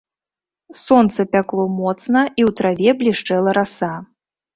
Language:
Belarusian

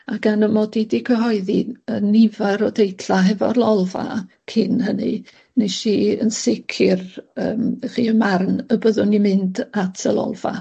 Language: Welsh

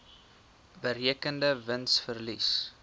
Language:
Afrikaans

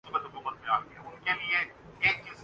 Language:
Urdu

